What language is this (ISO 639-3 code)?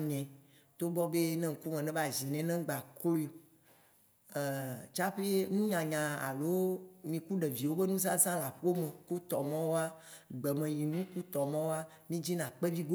wci